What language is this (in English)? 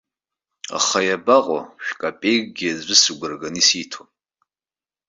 Abkhazian